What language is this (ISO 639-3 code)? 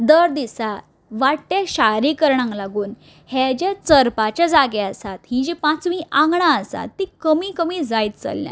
kok